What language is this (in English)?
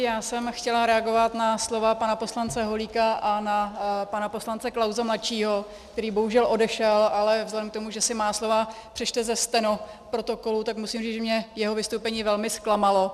Czech